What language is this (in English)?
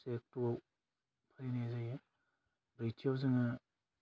Bodo